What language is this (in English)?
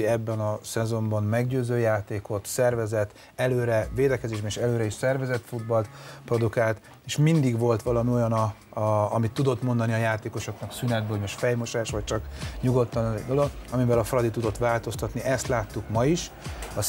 Hungarian